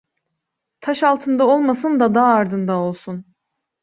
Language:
Turkish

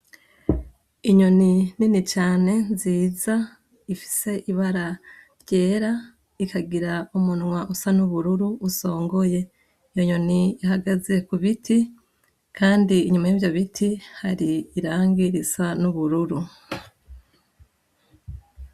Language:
Rundi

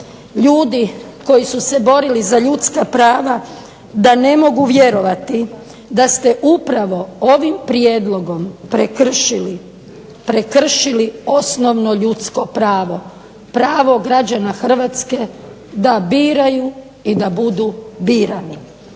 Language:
Croatian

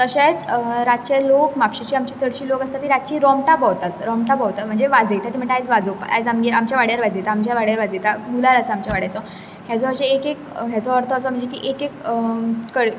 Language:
Konkani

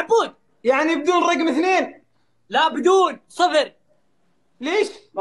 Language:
Arabic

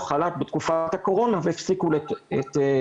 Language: Hebrew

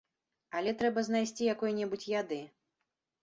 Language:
Belarusian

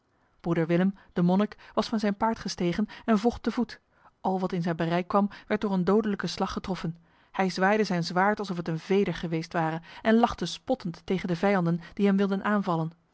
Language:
Dutch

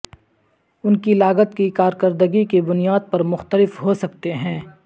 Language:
Urdu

